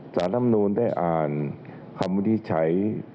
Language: Thai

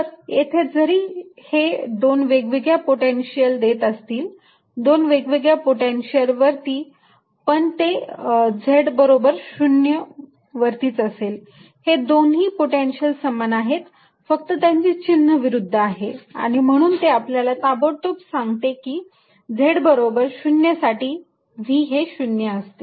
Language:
Marathi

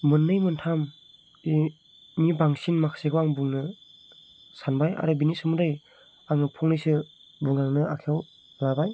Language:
Bodo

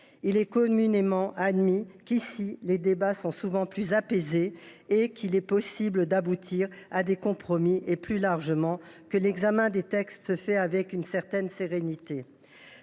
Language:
French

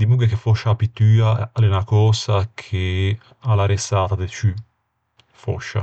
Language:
Ligurian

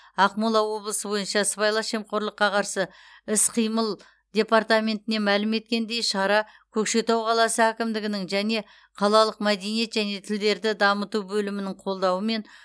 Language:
Kazakh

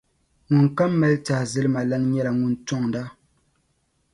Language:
Dagbani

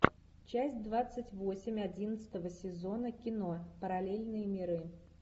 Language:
Russian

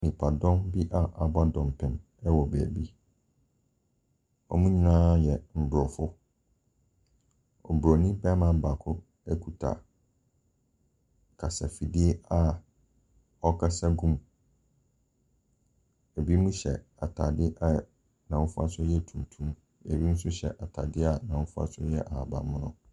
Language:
Akan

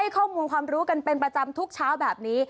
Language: Thai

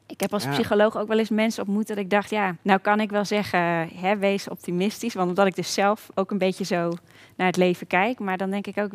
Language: Dutch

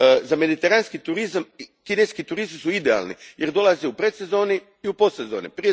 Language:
Croatian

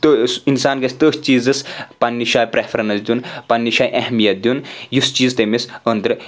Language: Kashmiri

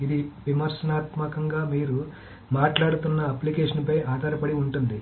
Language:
Telugu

